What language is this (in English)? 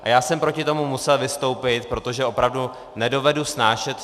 Czech